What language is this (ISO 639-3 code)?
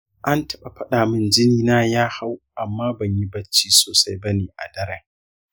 hau